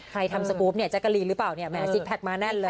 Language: Thai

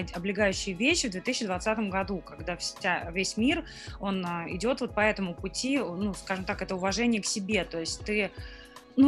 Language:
Russian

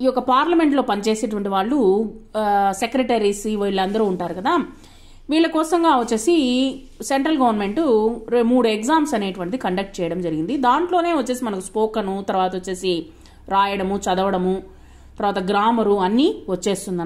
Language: Telugu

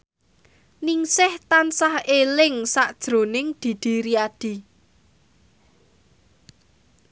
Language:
Javanese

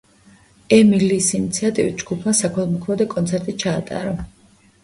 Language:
Georgian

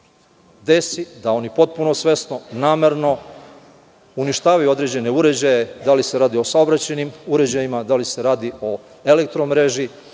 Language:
Serbian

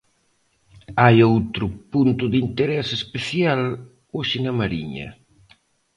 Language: Galician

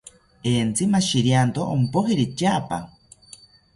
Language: South Ucayali Ashéninka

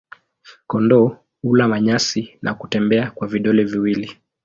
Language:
Swahili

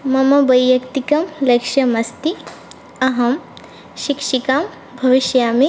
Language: Sanskrit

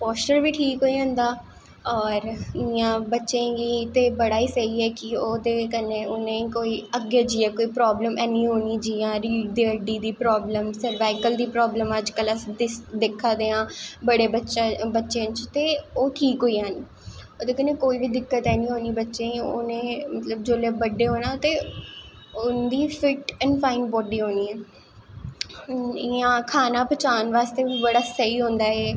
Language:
Dogri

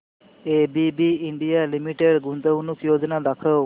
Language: Marathi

